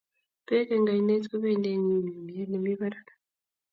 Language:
Kalenjin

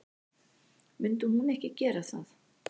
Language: Icelandic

